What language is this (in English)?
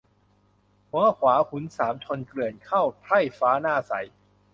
Thai